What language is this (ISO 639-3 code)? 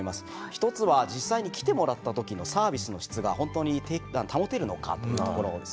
jpn